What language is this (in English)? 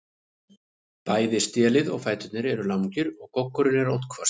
Icelandic